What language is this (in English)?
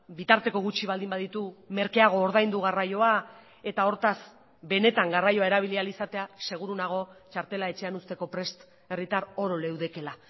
Basque